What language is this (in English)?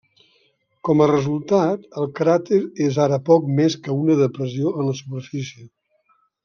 Catalan